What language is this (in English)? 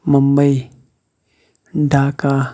Kashmiri